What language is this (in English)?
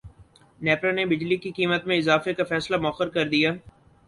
Urdu